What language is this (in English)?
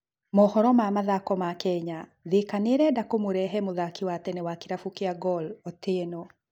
Kikuyu